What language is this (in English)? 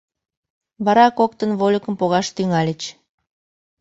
Mari